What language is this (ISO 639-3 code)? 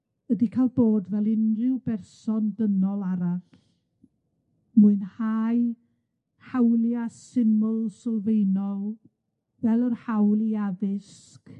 cym